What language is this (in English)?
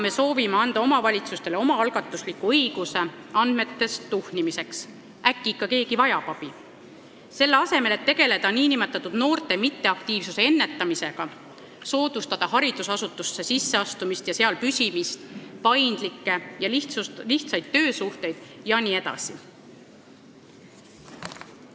Estonian